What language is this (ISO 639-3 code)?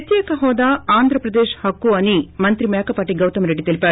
tel